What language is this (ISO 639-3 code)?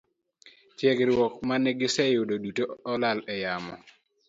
luo